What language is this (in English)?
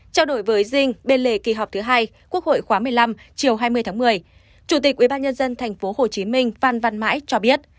Vietnamese